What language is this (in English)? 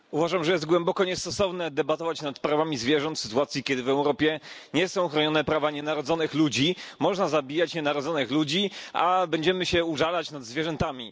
Polish